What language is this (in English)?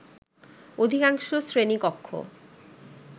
Bangla